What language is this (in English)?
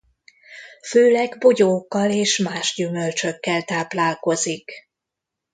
Hungarian